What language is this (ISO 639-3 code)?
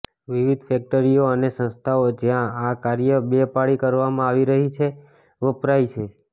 guj